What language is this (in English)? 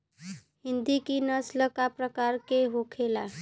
Bhojpuri